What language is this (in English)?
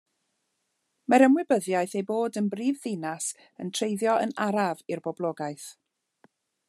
Welsh